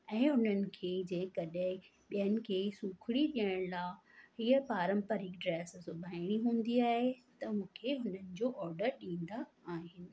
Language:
Sindhi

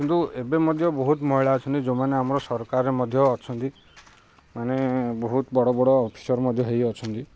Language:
Odia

